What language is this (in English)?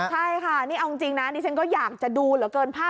Thai